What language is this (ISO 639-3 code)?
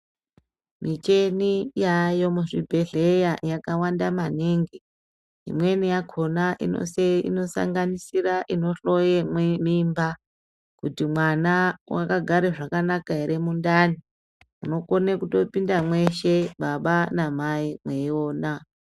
ndc